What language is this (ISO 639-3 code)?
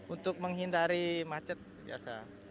ind